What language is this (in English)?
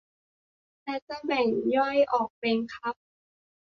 Thai